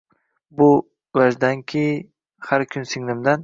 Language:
Uzbek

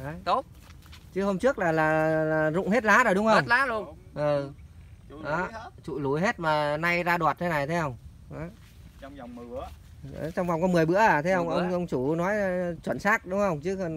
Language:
Vietnamese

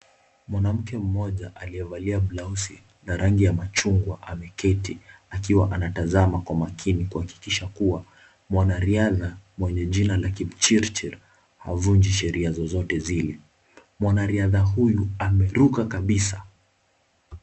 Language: Swahili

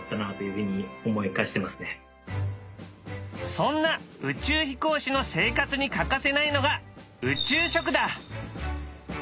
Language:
Japanese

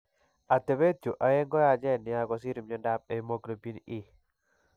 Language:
Kalenjin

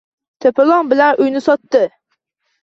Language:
Uzbek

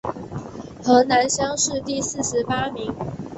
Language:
Chinese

